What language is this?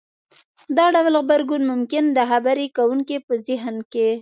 Pashto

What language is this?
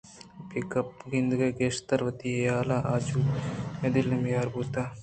Eastern Balochi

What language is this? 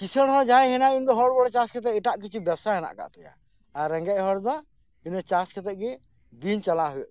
Santali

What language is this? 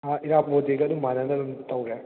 Manipuri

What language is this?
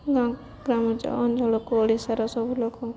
Odia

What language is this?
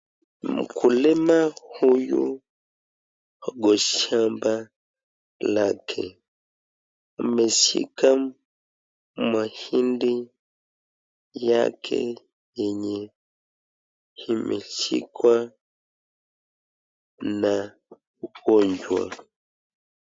Swahili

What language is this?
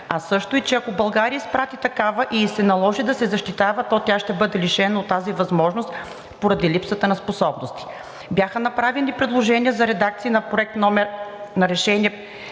Bulgarian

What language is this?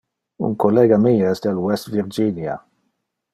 Interlingua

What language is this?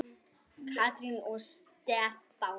Icelandic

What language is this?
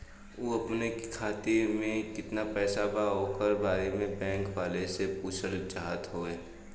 Bhojpuri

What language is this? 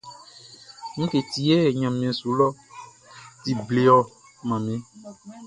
Baoulé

